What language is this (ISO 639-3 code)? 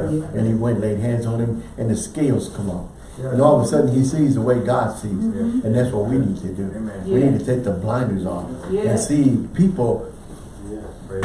eng